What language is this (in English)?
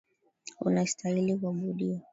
Swahili